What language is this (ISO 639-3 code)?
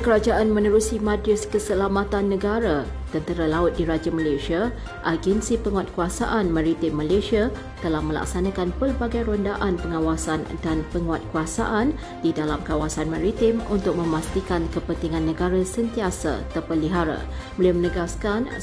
msa